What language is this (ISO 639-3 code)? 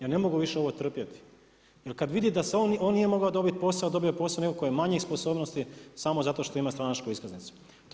hrv